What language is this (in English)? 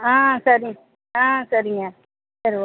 Tamil